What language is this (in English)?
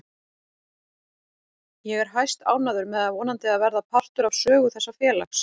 Icelandic